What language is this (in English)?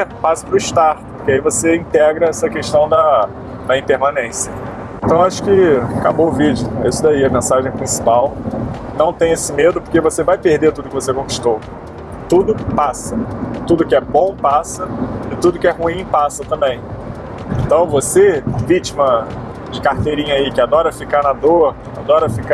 Portuguese